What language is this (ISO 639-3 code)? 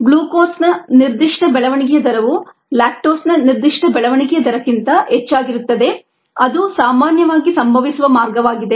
kan